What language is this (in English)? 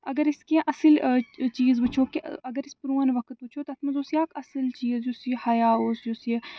Kashmiri